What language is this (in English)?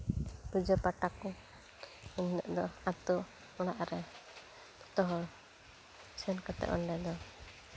Santali